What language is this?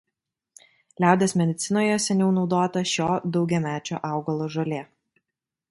Lithuanian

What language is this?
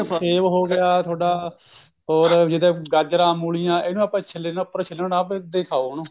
Punjabi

